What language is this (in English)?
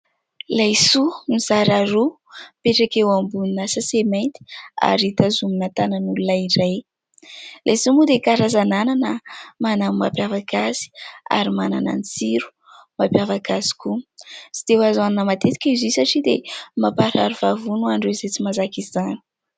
Malagasy